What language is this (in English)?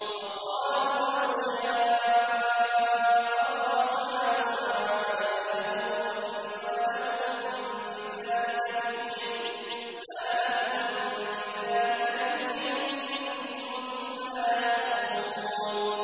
Arabic